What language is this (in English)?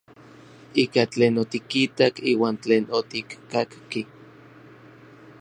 Orizaba Nahuatl